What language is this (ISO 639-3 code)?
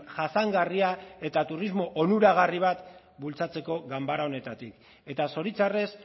eus